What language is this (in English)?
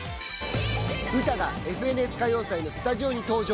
Japanese